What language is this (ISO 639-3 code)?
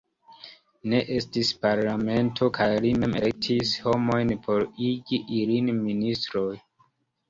epo